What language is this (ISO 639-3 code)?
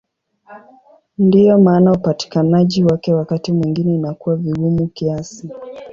swa